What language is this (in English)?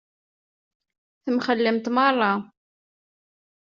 Kabyle